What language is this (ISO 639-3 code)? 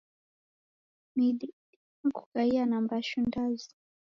dav